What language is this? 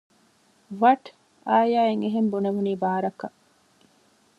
Divehi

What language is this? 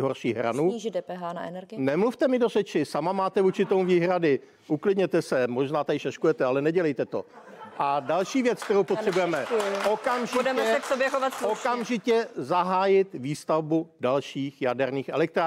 Czech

